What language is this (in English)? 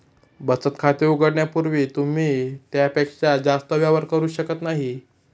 Marathi